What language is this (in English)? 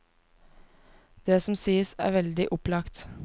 Norwegian